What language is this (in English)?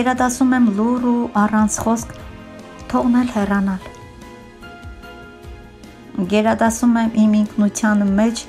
Romanian